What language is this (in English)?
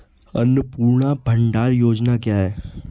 Hindi